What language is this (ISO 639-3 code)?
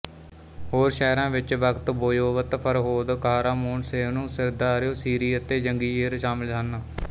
pan